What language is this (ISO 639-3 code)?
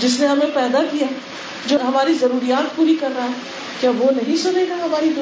urd